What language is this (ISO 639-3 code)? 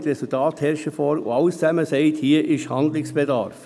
gsw